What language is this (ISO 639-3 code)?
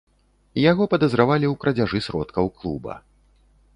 bel